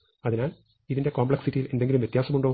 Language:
Malayalam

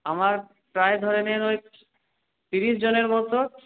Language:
Bangla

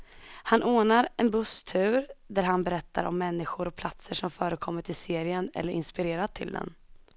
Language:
Swedish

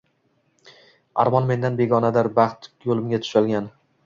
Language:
Uzbek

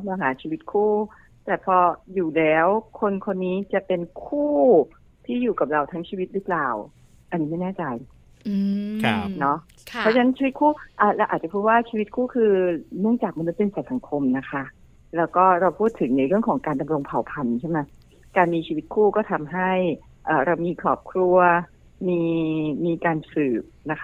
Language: Thai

